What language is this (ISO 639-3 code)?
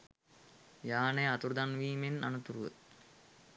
sin